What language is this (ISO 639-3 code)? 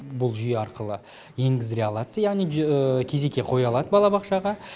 kaz